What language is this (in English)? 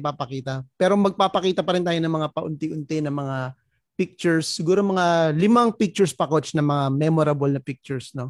Filipino